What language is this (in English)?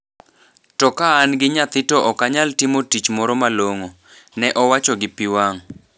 Luo (Kenya and Tanzania)